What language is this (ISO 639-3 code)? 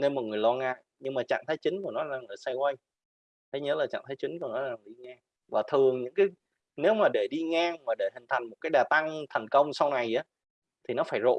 vie